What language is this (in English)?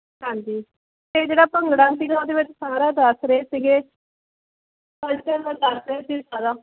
Punjabi